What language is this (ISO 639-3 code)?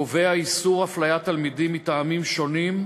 heb